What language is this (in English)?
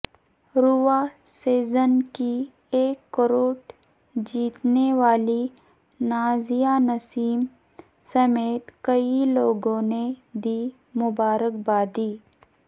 Urdu